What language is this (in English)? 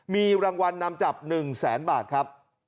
Thai